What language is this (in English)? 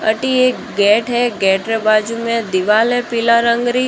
Marwari